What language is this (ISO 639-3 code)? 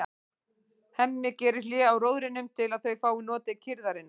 isl